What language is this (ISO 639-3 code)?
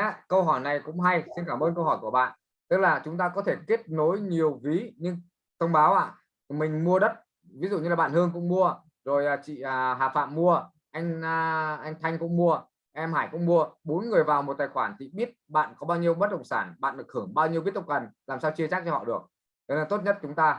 vie